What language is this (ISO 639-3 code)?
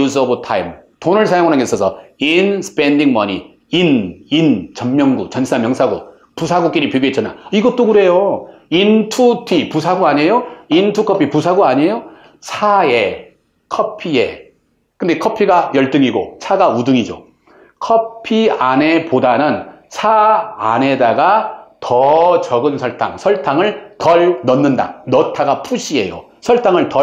kor